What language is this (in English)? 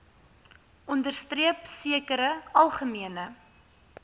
Afrikaans